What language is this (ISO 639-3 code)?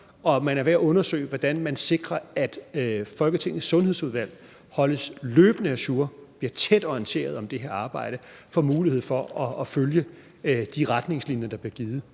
dan